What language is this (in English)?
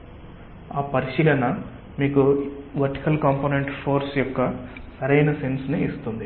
Telugu